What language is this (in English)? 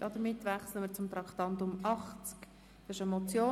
Swiss German